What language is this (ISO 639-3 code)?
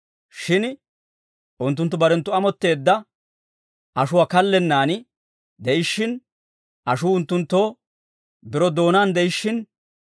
dwr